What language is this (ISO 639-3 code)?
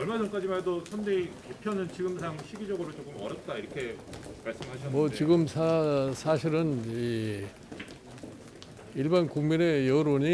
kor